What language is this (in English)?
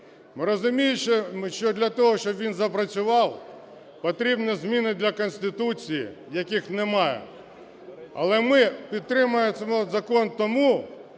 Ukrainian